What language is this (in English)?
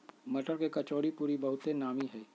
Magahi